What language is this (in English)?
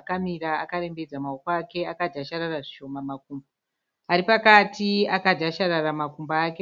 Shona